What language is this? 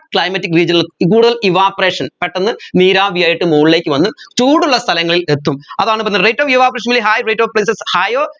Malayalam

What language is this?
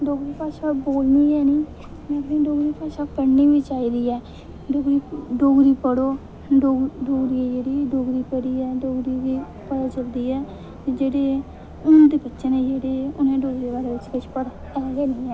Dogri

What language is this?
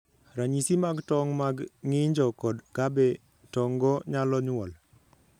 Luo (Kenya and Tanzania)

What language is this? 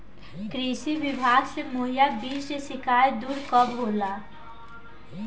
Bhojpuri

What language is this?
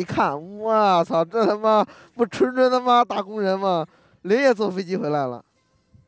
Chinese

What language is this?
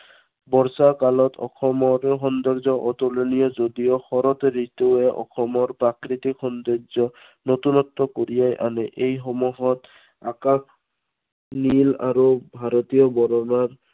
Assamese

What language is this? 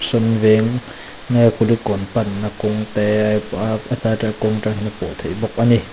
Mizo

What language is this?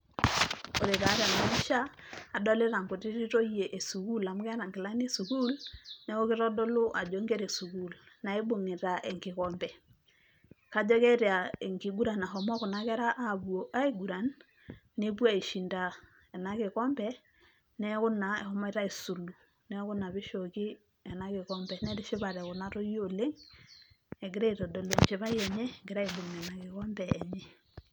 Masai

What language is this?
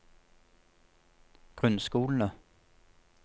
Norwegian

